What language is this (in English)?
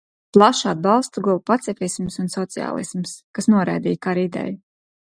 Latvian